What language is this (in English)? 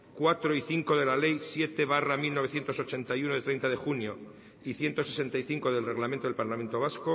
Spanish